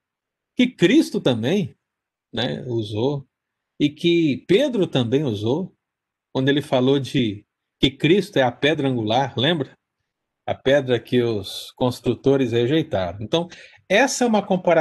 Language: Portuguese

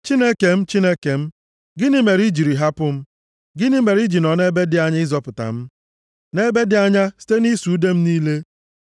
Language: Igbo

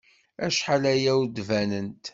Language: Kabyle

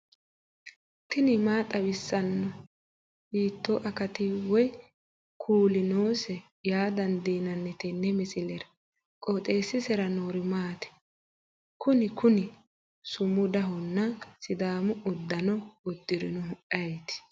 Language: Sidamo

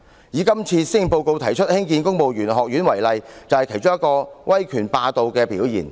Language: Cantonese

